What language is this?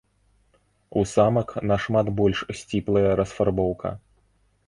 Belarusian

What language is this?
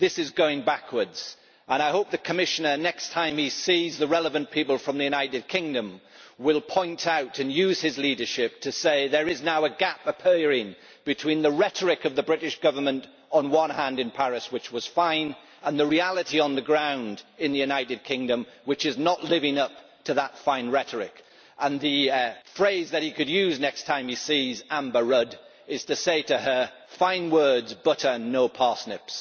English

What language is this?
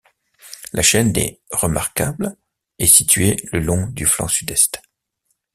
French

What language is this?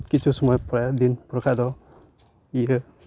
Santali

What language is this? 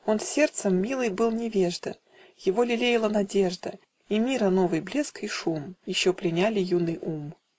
Russian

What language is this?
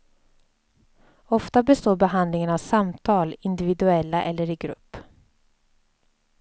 Swedish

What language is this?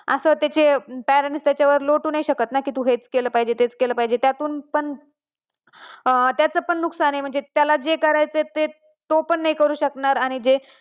Marathi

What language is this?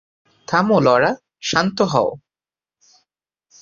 Bangla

